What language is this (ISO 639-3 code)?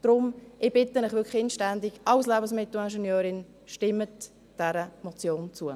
gsw